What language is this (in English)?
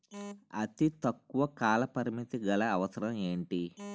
Telugu